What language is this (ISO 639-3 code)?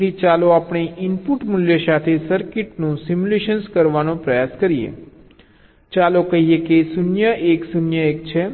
guj